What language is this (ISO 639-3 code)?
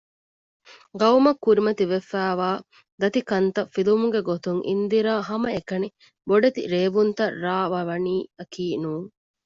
div